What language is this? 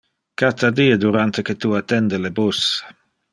Interlingua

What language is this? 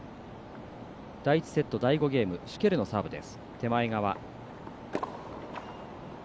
Japanese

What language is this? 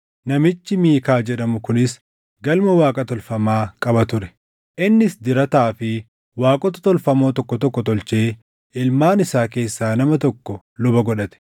Oromo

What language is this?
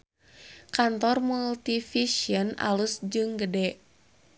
Sundanese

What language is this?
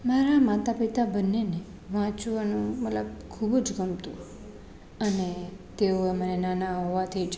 Gujarati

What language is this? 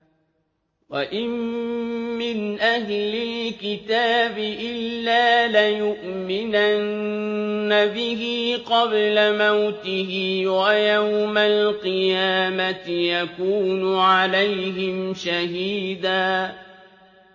Arabic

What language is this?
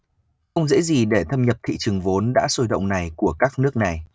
Vietnamese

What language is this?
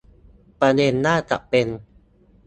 Thai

